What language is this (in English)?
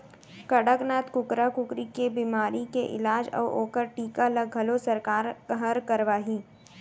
Chhattisgarhi